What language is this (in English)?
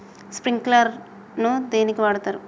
Telugu